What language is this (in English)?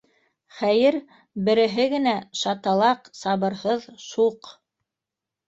Bashkir